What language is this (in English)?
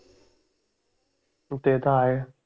Marathi